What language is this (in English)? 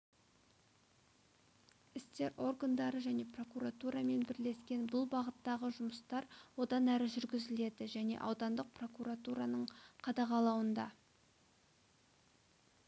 Kazakh